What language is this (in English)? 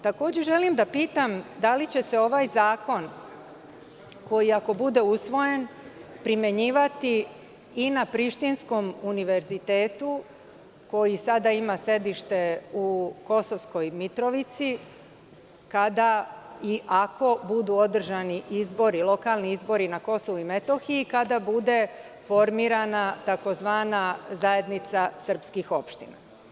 Serbian